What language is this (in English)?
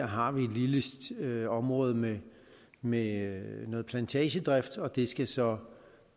Danish